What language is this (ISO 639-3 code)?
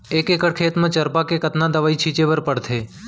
hne